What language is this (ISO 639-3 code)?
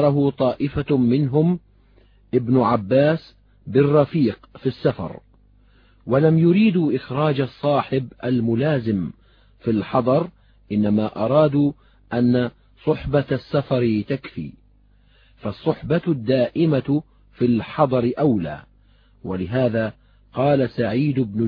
ara